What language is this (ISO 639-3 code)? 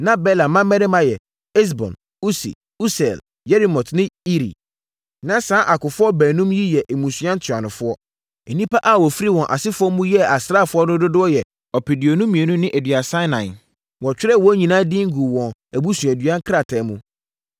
aka